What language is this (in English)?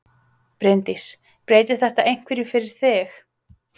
Icelandic